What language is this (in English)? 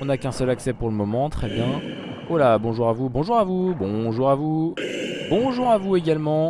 French